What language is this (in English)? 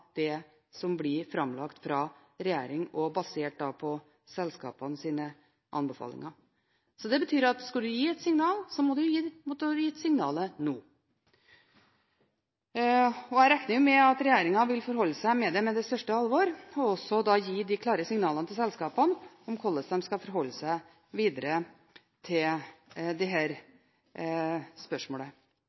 Norwegian Bokmål